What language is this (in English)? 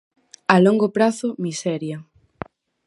Galician